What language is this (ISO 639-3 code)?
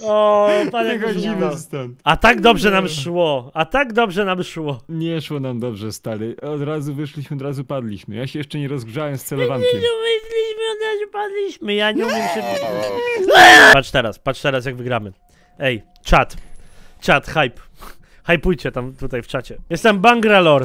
pol